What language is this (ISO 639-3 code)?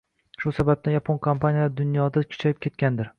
uzb